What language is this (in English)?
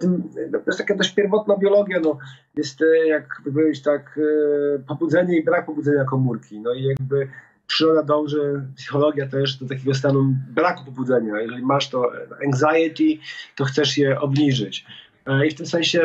Polish